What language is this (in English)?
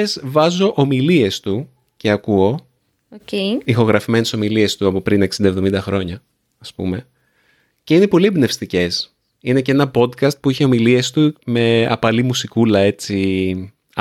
Greek